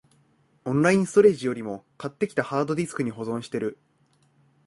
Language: Japanese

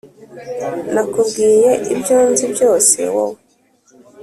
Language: Kinyarwanda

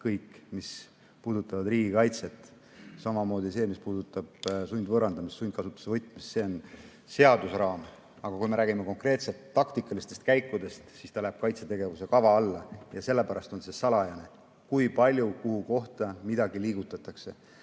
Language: Estonian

